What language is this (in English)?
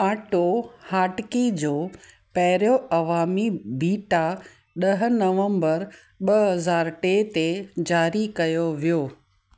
Sindhi